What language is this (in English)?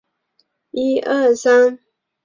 Chinese